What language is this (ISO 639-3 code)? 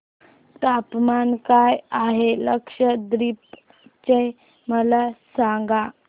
mar